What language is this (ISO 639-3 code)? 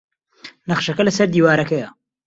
ckb